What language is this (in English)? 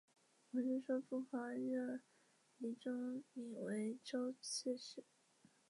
Chinese